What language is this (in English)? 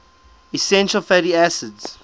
English